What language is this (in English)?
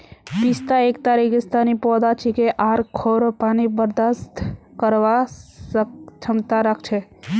Magahi